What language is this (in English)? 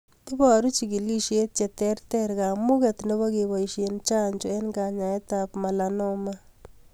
Kalenjin